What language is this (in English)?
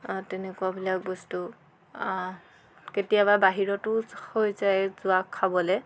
Assamese